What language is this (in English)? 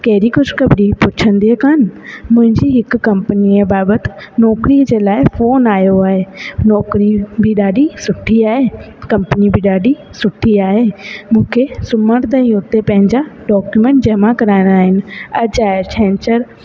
Sindhi